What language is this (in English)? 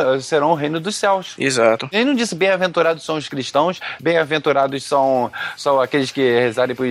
Portuguese